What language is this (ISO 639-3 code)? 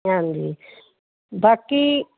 pan